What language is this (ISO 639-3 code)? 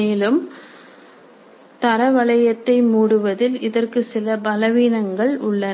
tam